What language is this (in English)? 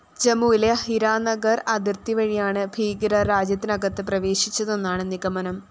Malayalam